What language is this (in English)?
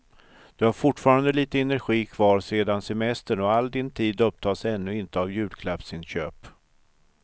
Swedish